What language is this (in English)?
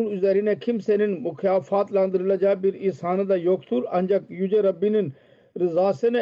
Turkish